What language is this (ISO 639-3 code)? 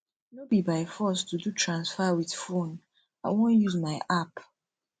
pcm